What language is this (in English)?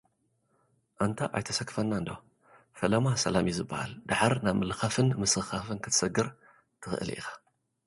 Tigrinya